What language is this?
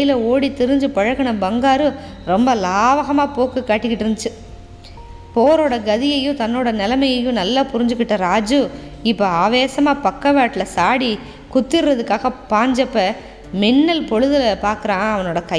Tamil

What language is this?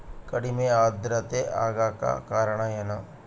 Kannada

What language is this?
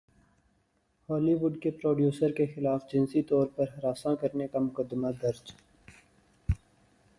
Urdu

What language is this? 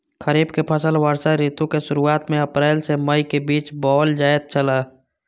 Maithili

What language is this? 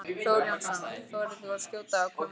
Icelandic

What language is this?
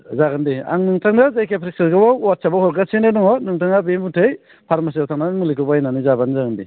Bodo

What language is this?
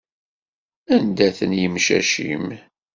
Kabyle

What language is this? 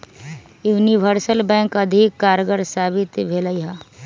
Magahi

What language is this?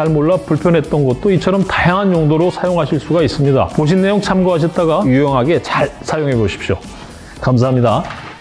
Korean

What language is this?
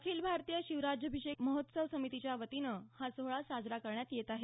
Marathi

